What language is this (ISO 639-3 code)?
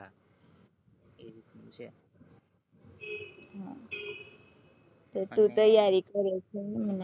guj